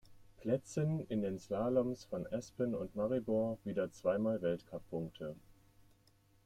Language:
German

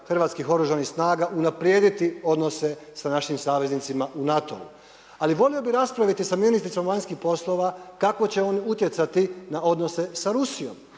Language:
Croatian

